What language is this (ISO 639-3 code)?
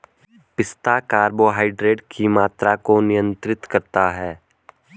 hin